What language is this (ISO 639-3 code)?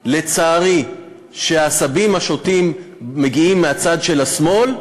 heb